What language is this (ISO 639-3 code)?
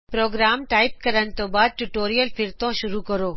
pan